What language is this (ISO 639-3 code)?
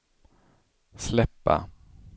swe